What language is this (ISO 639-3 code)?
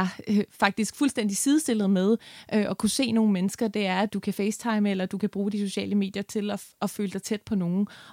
dan